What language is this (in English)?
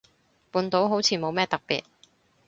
Cantonese